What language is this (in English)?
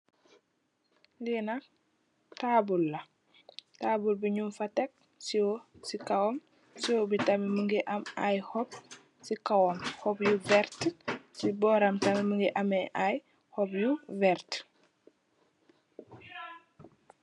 Wolof